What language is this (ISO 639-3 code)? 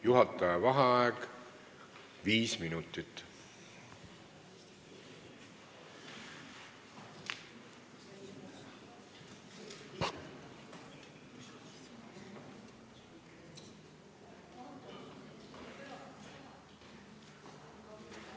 est